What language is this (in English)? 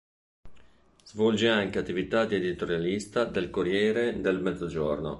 Italian